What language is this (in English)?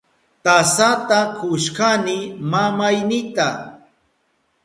Southern Pastaza Quechua